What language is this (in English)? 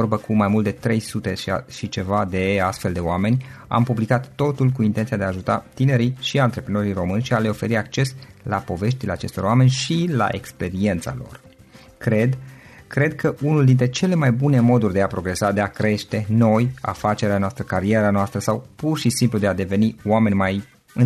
Romanian